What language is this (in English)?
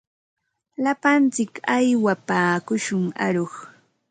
Ambo-Pasco Quechua